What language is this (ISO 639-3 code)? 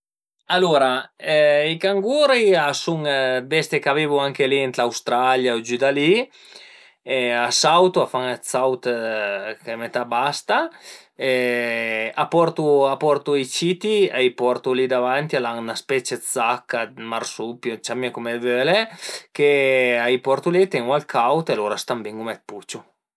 pms